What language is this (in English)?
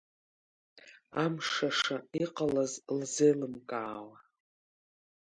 Abkhazian